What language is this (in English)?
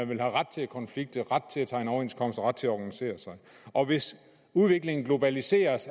Danish